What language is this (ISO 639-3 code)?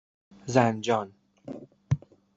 fas